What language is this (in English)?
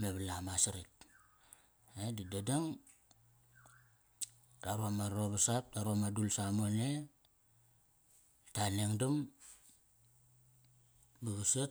Kairak